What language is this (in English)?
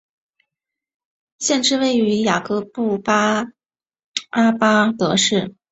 Chinese